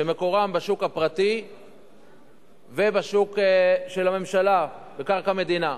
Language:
Hebrew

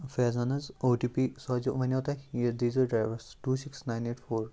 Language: Kashmiri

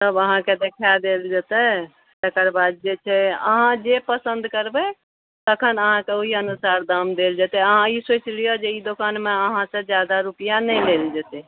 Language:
Maithili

